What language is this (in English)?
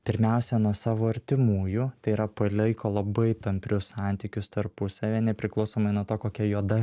Lithuanian